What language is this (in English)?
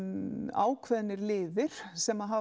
Icelandic